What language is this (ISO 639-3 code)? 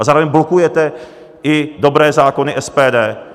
ces